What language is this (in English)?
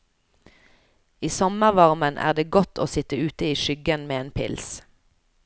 Norwegian